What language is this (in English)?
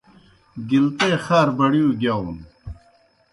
Kohistani Shina